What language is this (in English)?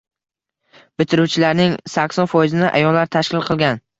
Uzbek